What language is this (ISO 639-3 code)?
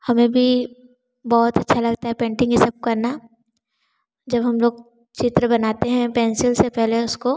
hin